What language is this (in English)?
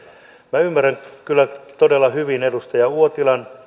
Finnish